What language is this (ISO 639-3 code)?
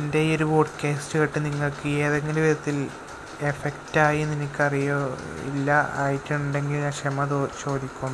mal